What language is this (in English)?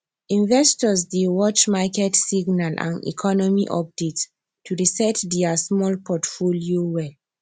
Nigerian Pidgin